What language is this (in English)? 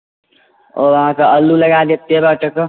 Maithili